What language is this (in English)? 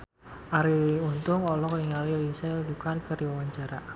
Sundanese